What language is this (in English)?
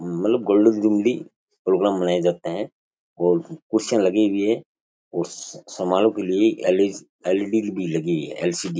Rajasthani